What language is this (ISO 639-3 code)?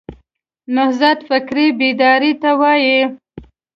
pus